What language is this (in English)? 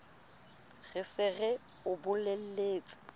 Southern Sotho